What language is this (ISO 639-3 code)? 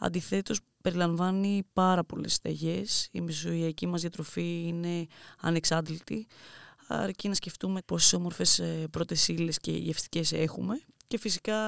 ell